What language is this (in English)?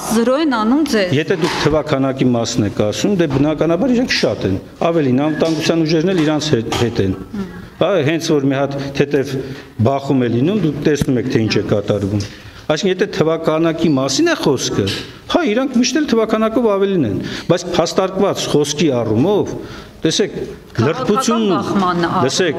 Romanian